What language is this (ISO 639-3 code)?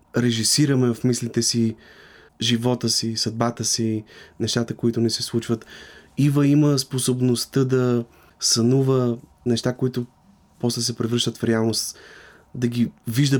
bul